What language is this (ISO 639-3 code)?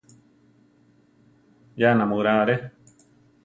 tar